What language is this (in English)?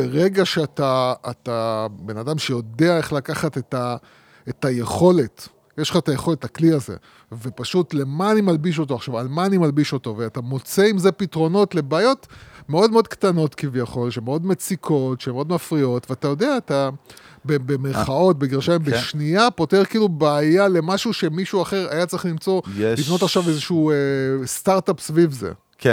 Hebrew